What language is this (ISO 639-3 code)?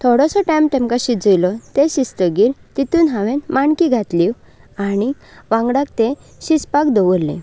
kok